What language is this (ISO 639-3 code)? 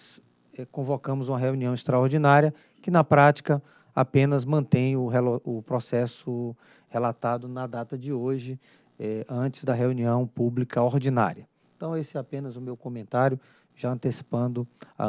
por